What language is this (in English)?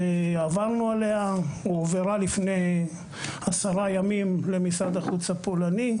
Hebrew